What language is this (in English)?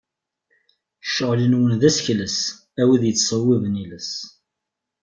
Kabyle